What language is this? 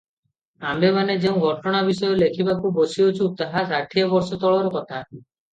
Odia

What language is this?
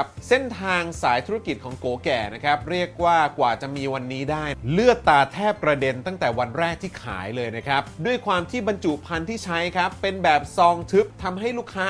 Thai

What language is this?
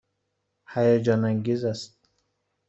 Persian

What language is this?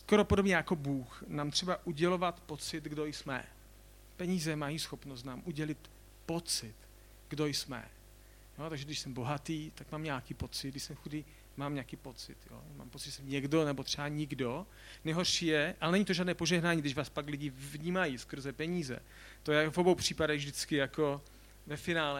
Czech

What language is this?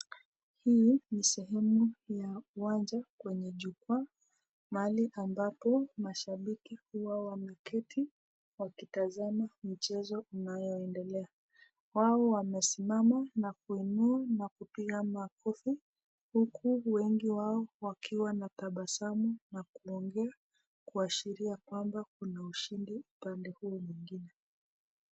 Swahili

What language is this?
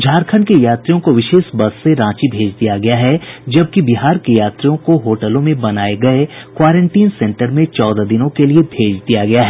Hindi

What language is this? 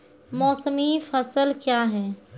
Maithili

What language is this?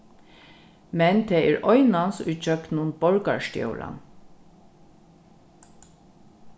Faroese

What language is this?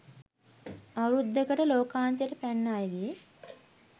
Sinhala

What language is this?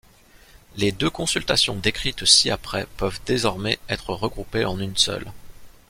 French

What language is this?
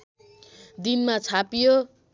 Nepali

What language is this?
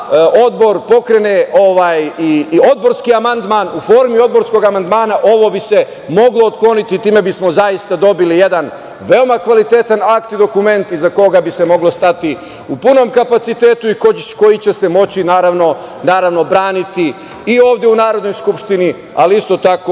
Serbian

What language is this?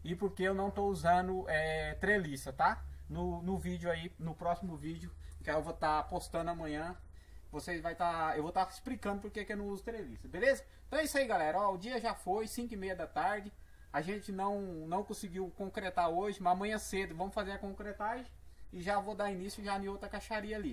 Portuguese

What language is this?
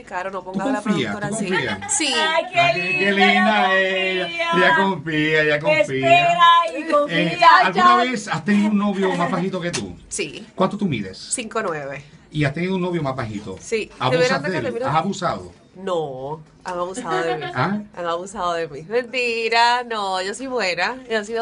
Spanish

